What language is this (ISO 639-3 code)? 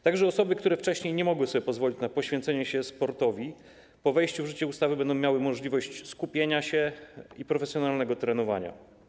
pol